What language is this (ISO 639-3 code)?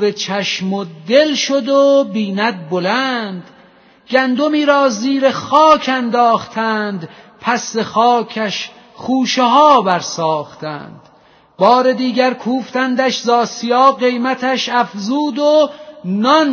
fas